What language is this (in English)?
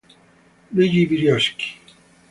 Italian